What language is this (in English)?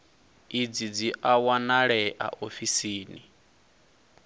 Venda